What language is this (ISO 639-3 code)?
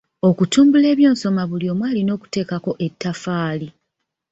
lug